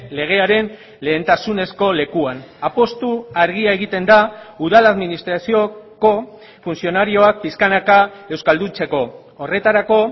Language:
Basque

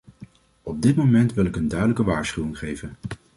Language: Dutch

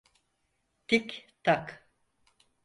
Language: Turkish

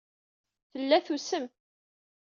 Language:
Kabyle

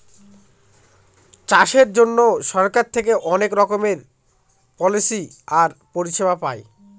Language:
Bangla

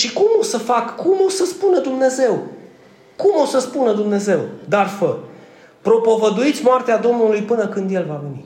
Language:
Romanian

